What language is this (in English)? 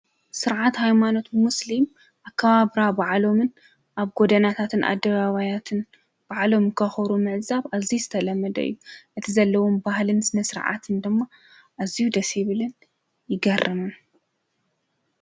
Tigrinya